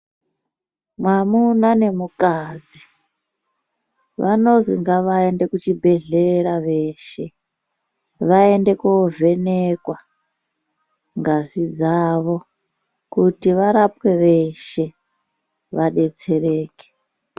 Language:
Ndau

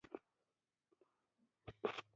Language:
Pashto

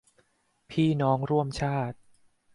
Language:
Thai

